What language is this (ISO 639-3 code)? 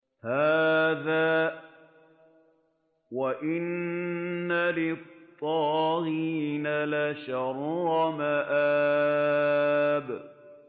ara